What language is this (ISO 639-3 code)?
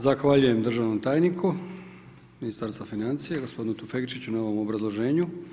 hrv